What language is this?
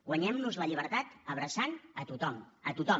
Catalan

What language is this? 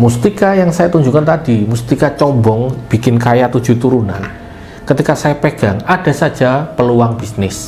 Indonesian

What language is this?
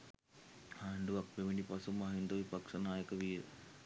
Sinhala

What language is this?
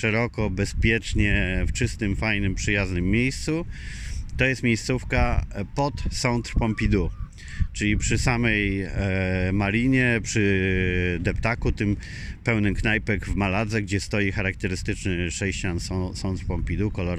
Polish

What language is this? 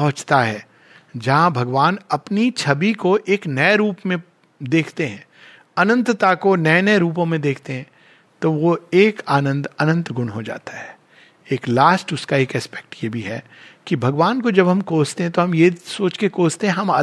Hindi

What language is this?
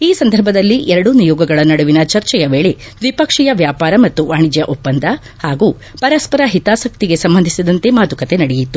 Kannada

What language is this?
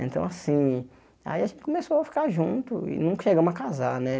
Portuguese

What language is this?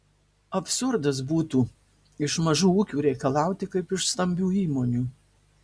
Lithuanian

